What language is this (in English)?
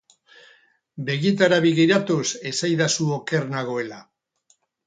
Basque